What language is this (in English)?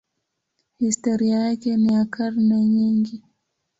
Swahili